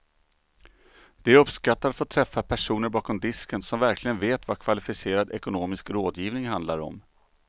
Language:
Swedish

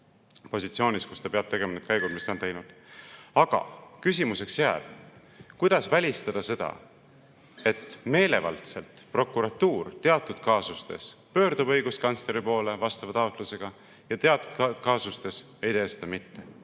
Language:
Estonian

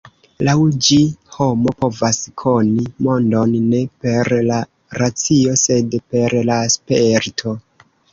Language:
Esperanto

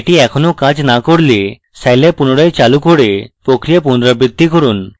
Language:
Bangla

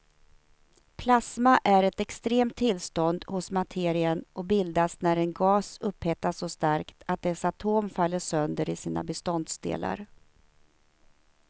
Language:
Swedish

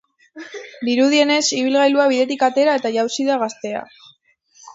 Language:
Basque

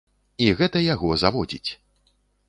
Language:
Belarusian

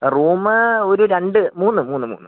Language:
Malayalam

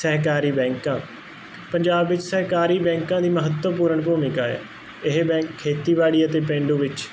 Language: Punjabi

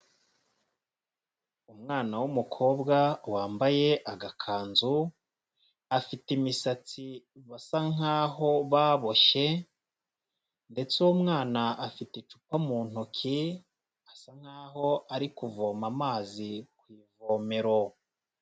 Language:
Kinyarwanda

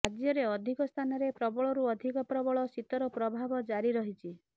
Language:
Odia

